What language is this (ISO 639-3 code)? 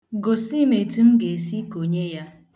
ibo